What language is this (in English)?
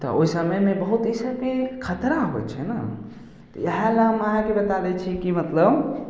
Maithili